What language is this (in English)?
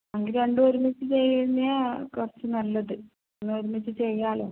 Malayalam